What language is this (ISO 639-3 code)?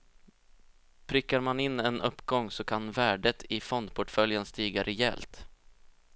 swe